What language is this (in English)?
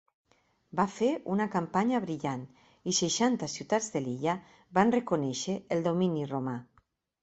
Catalan